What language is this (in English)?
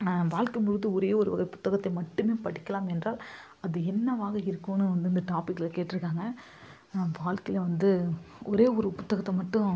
Tamil